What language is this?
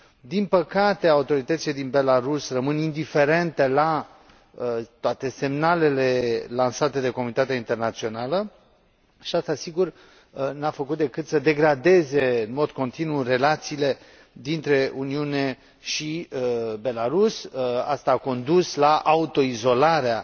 Romanian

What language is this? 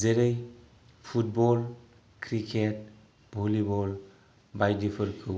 Bodo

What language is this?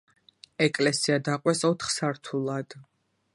Georgian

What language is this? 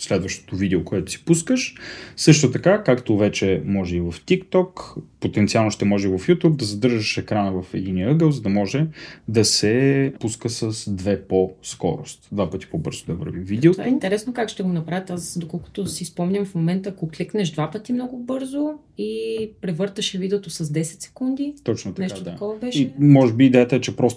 Bulgarian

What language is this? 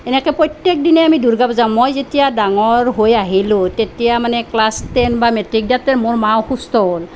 Assamese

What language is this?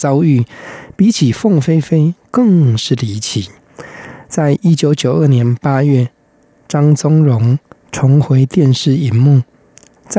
Chinese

